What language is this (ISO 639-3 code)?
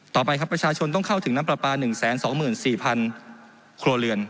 tha